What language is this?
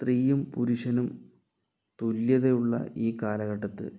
Malayalam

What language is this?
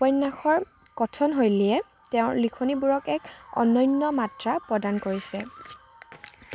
Assamese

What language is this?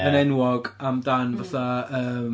Welsh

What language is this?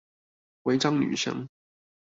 Chinese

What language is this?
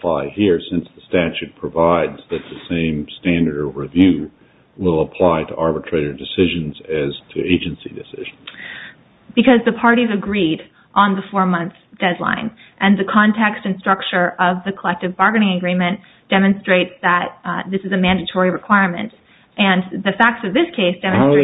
English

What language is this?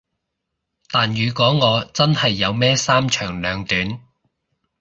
Cantonese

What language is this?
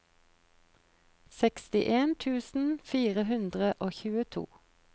Norwegian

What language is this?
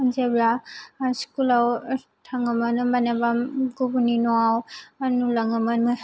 Bodo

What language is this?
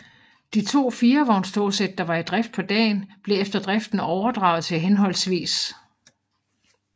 Danish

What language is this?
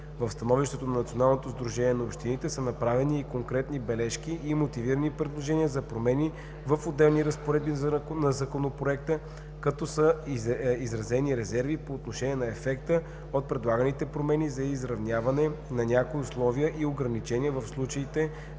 Bulgarian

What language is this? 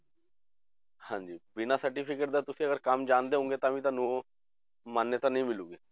Punjabi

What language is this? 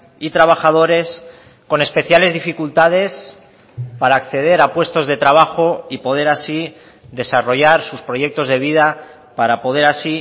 Spanish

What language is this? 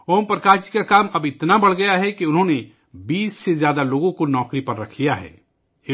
Urdu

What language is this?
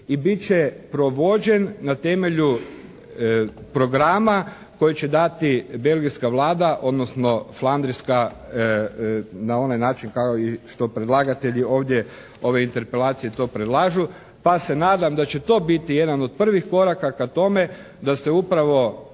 Croatian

